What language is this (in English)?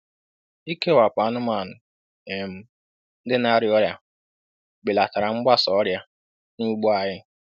Igbo